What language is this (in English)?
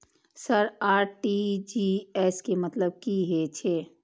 Maithili